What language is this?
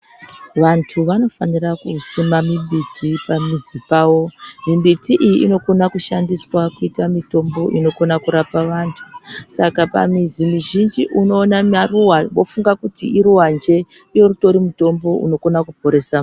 Ndau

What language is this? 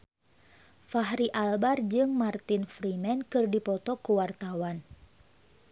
Sundanese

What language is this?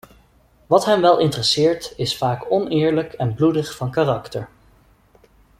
Dutch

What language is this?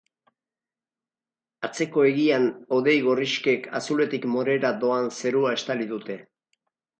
Basque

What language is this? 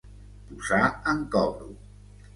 Catalan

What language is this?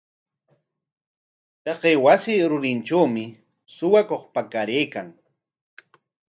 Corongo Ancash Quechua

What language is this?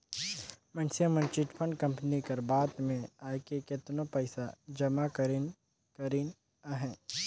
Chhattisgarhi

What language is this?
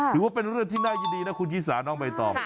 Thai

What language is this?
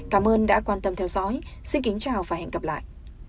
Vietnamese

